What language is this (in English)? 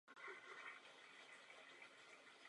Czech